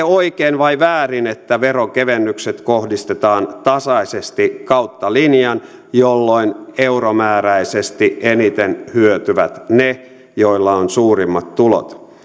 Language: Finnish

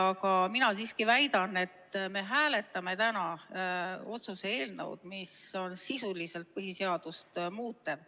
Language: Estonian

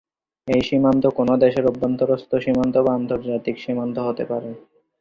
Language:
Bangla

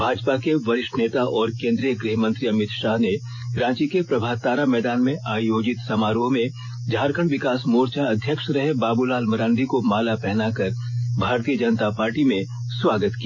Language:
Hindi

